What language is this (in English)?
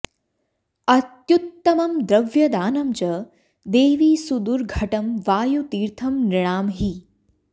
Sanskrit